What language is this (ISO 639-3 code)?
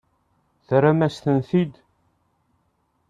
kab